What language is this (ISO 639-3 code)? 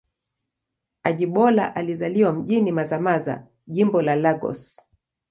swa